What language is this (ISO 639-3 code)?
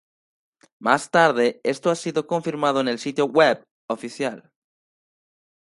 spa